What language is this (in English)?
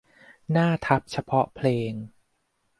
Thai